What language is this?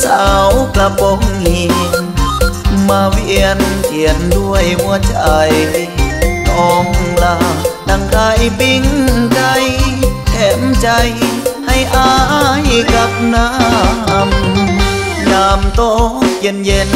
Thai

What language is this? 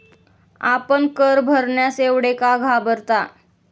Marathi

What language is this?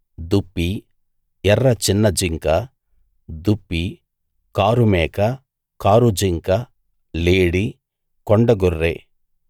Telugu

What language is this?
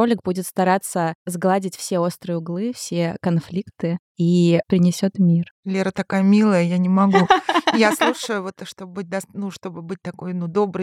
Russian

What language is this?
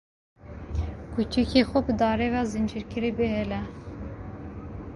Kurdish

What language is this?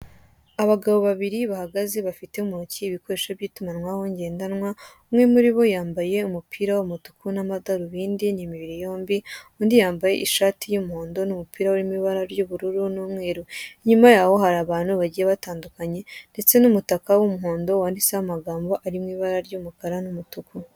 Kinyarwanda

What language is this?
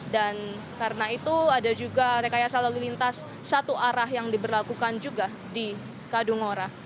Indonesian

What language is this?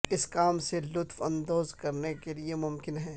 Urdu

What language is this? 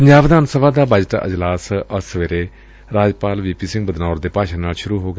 Punjabi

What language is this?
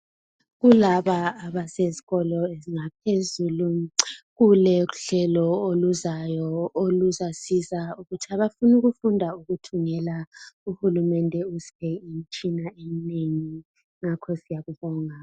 North Ndebele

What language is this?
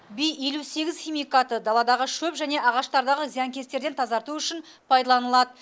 Kazakh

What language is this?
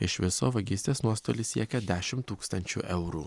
Lithuanian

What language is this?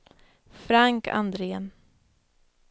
Swedish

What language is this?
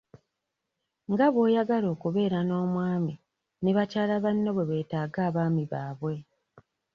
Ganda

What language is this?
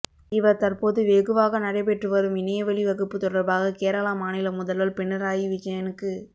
Tamil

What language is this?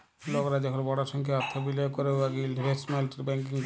Bangla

